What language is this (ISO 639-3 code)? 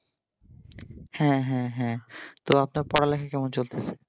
ben